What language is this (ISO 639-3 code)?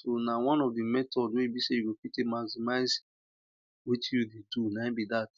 pcm